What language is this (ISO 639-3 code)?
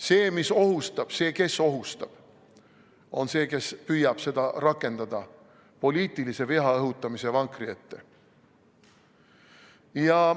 est